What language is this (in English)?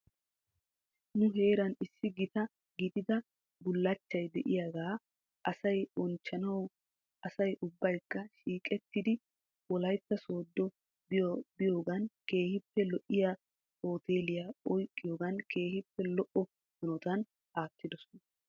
Wolaytta